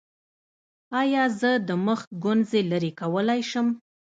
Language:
Pashto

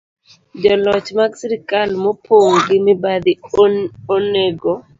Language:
Luo (Kenya and Tanzania)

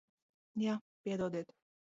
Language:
Latvian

